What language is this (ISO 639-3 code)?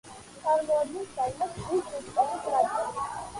kat